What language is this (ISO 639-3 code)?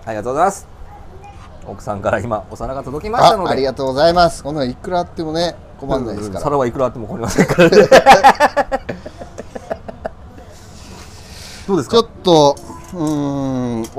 jpn